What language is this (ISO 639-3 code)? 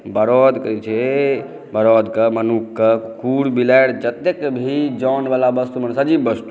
mai